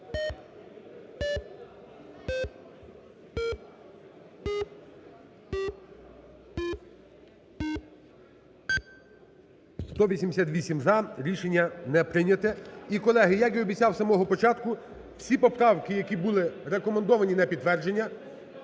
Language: Ukrainian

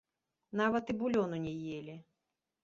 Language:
Belarusian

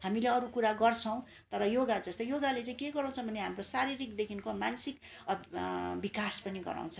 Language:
Nepali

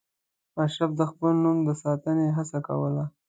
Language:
Pashto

